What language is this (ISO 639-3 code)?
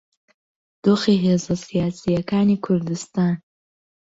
ckb